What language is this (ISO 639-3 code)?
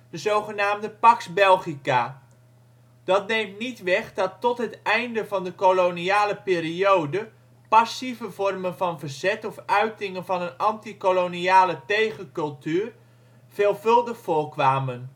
nld